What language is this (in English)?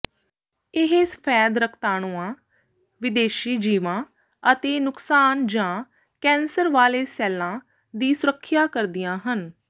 Punjabi